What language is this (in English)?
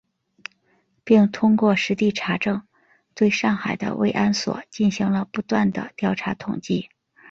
Chinese